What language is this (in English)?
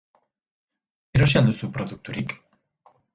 Basque